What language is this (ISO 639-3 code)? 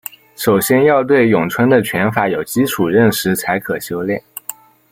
zho